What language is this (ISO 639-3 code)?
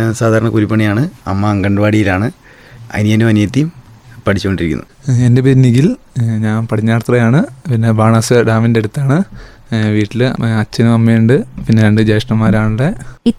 mal